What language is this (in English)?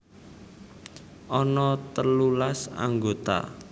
Javanese